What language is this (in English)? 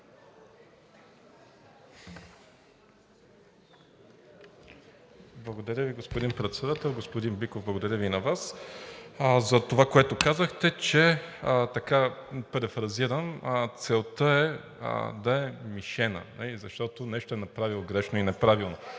Bulgarian